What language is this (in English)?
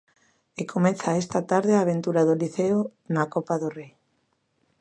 Galician